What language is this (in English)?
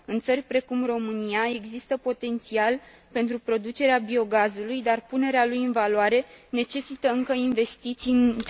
Romanian